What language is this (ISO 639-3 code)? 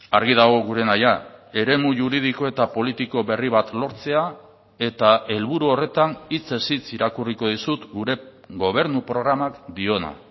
eus